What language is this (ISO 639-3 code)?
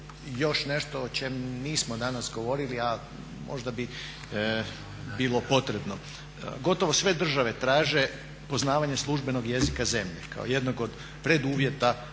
hrv